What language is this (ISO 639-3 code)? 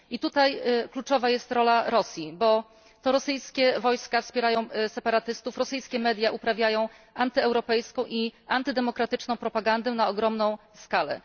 pol